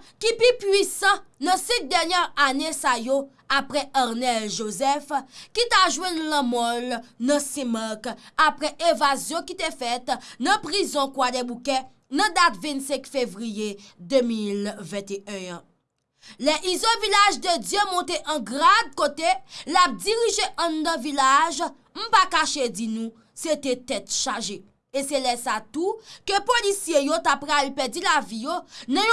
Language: French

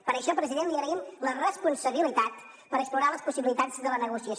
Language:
Catalan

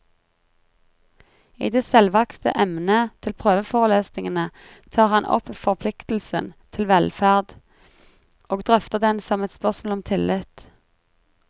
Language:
Norwegian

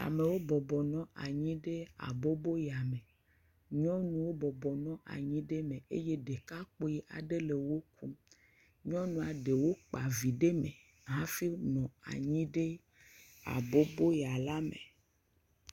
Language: Ewe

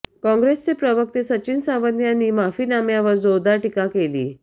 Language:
Marathi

